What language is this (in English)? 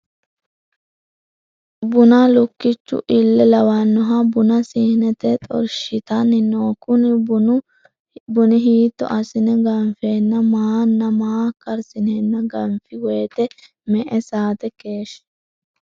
Sidamo